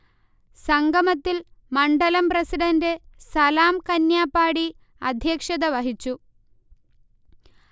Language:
Malayalam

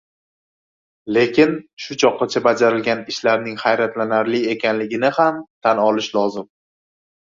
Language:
Uzbek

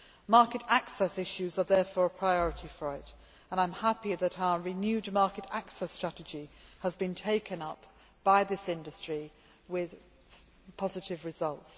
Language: English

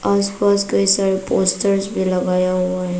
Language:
Hindi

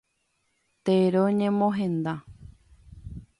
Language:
Guarani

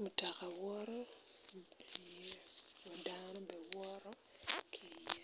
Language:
Acoli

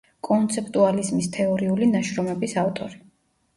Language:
Georgian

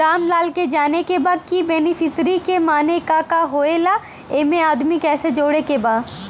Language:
Bhojpuri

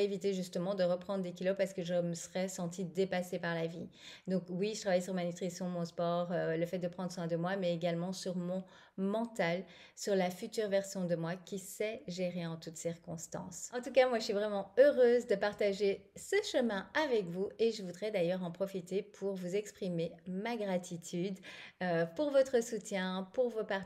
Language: French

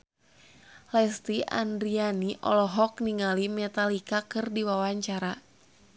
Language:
Sundanese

